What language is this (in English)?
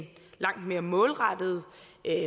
Danish